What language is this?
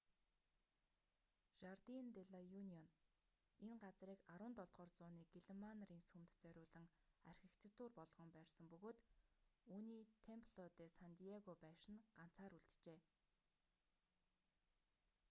Mongolian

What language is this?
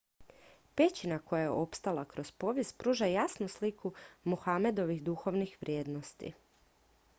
Croatian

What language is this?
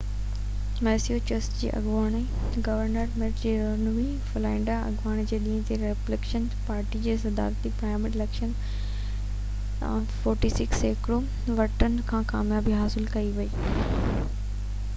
Sindhi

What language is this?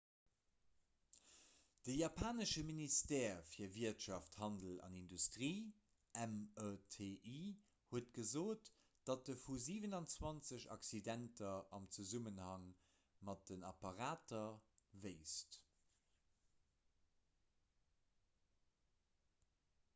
Luxembourgish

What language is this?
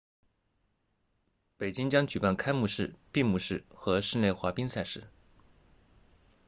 Chinese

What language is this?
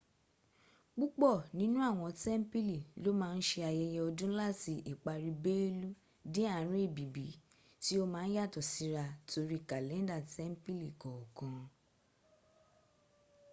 Yoruba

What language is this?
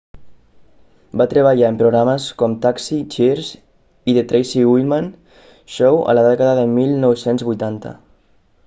Catalan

